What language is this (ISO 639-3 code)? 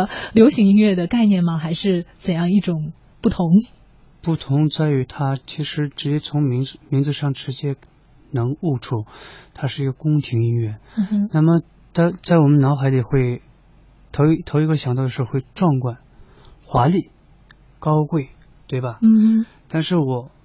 zho